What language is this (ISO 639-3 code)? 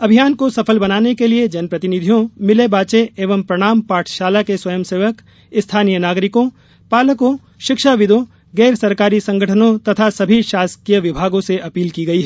hin